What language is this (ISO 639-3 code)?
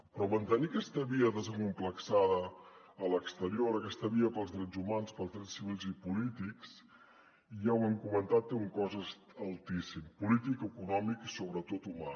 cat